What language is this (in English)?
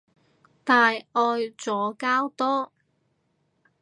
Cantonese